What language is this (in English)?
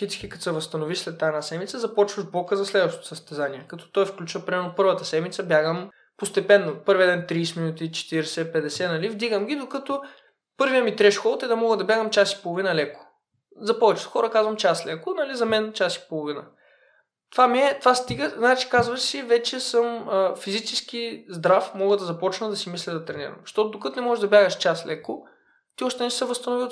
Bulgarian